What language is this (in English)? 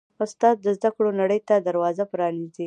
Pashto